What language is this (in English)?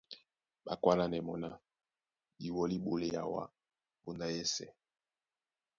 Duala